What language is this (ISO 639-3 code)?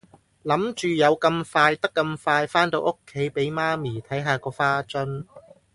yue